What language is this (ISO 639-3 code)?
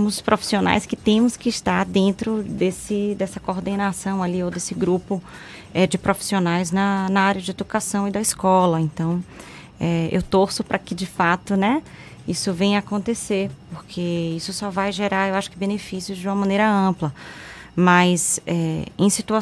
por